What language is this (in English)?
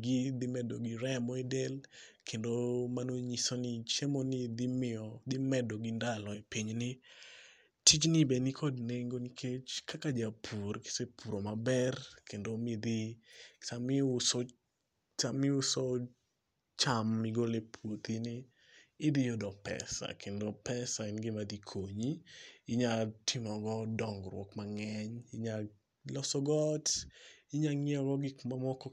Luo (Kenya and Tanzania)